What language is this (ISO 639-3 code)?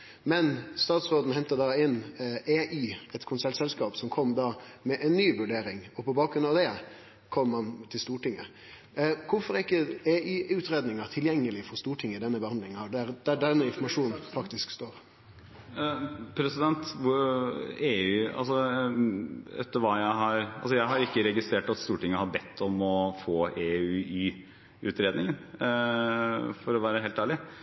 nor